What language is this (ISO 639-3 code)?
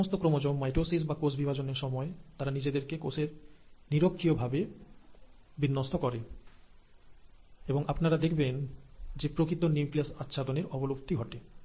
ben